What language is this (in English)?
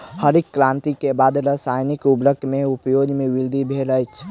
Maithili